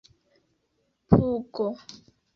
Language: Esperanto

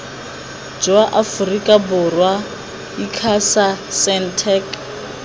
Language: Tswana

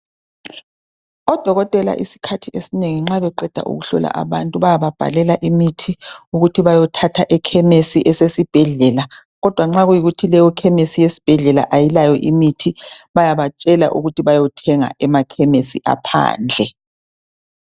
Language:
North Ndebele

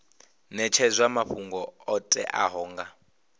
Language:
Venda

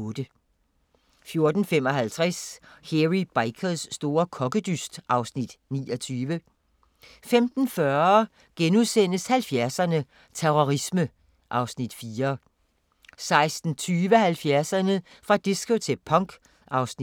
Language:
Danish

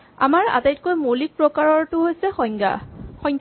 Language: Assamese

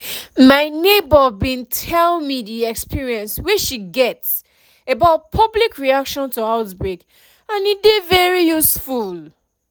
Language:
Nigerian Pidgin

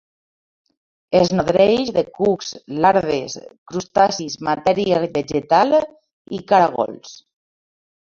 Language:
Catalan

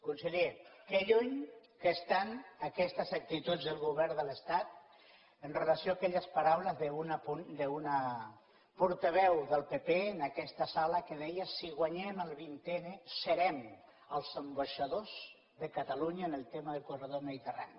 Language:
Catalan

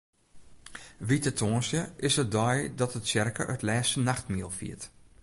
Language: Western Frisian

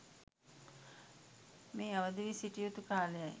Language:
Sinhala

